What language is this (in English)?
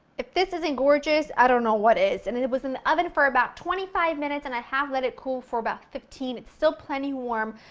English